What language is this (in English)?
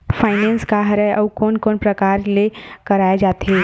Chhattisgarhi